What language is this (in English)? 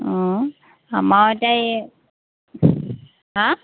Assamese